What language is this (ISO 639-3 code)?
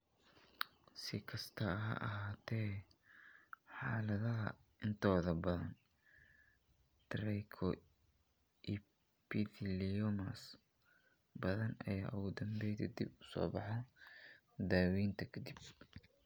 som